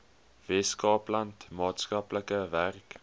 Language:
Afrikaans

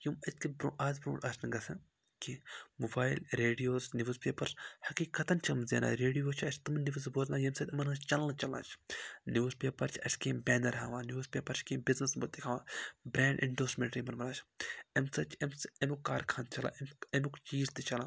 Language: Kashmiri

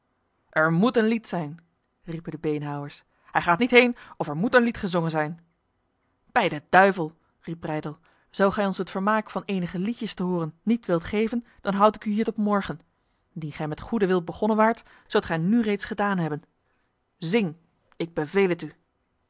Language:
Dutch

